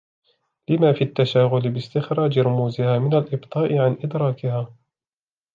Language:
Arabic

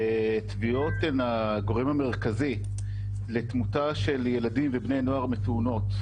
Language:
Hebrew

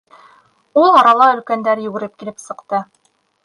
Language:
Bashkir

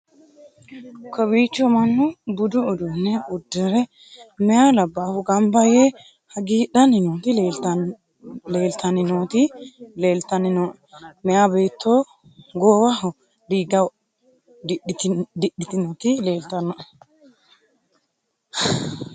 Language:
Sidamo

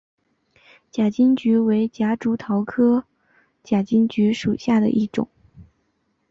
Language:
Chinese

